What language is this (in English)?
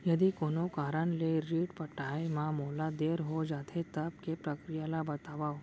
Chhattisgarhi